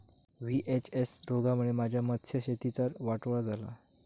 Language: Marathi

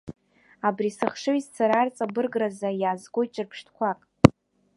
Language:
Abkhazian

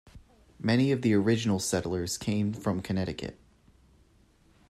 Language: English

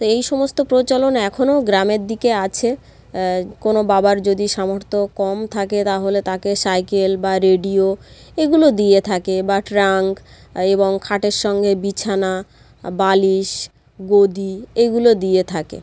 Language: Bangla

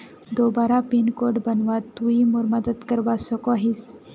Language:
Magahi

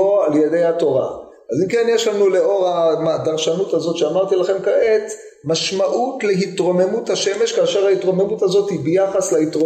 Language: Hebrew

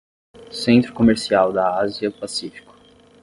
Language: Portuguese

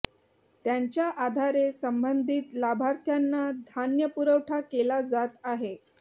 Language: Marathi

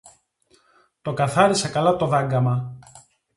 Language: Greek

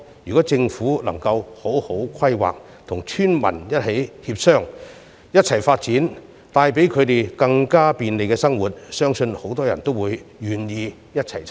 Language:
Cantonese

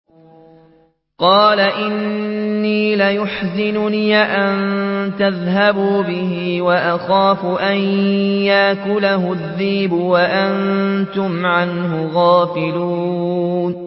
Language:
Arabic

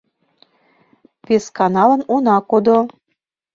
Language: Mari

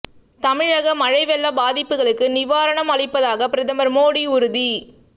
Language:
Tamil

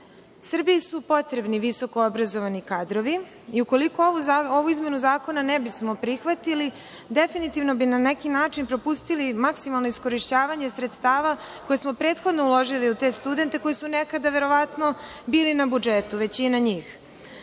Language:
Serbian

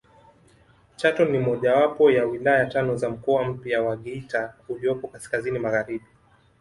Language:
Swahili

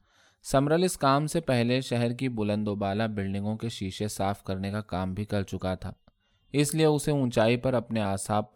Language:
Urdu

